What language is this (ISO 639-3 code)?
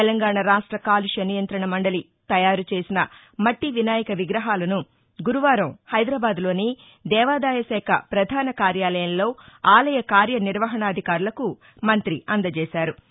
tel